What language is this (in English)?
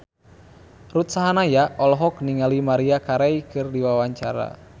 Sundanese